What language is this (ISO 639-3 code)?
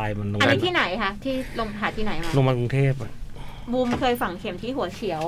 tha